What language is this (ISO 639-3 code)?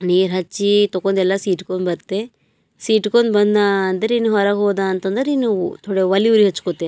kan